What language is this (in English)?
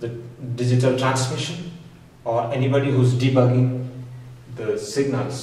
English